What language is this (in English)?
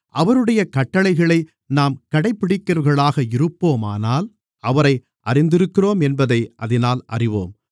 Tamil